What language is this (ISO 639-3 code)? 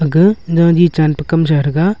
nnp